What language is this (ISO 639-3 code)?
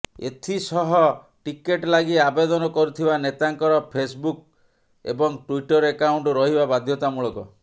ori